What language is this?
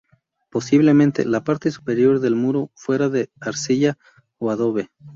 Spanish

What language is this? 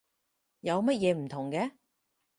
Cantonese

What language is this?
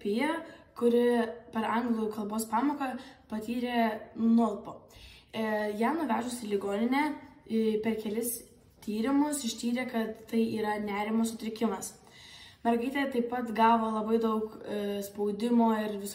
Lithuanian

